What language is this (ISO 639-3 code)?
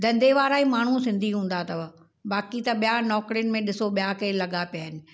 snd